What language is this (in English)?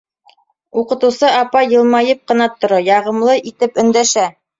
Bashkir